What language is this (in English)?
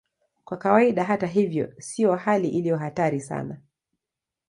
Swahili